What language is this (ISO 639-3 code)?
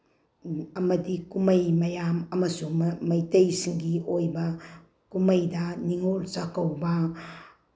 mni